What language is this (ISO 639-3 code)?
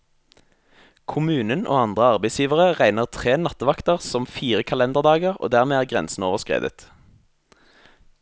nor